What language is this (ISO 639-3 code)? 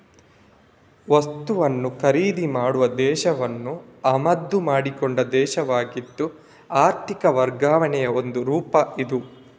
kan